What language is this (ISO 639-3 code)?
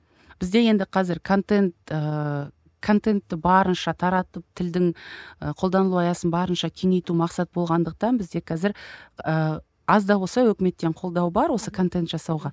kaz